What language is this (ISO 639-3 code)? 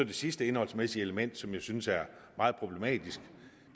dan